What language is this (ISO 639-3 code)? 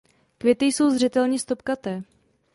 ces